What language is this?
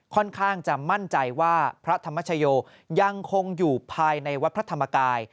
Thai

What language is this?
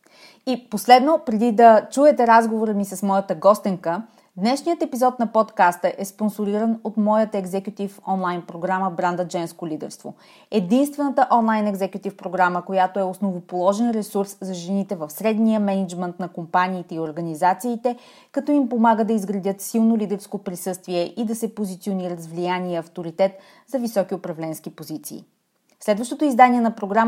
Bulgarian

